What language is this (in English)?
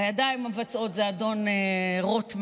Hebrew